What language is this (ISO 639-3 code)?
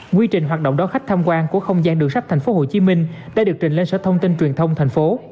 vie